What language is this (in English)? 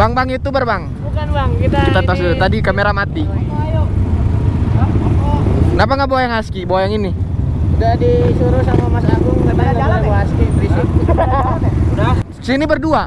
Indonesian